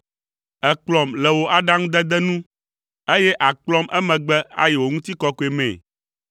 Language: Ewe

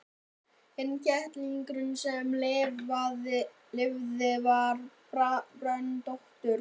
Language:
Icelandic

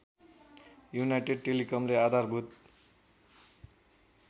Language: Nepali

